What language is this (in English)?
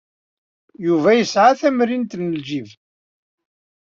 Kabyle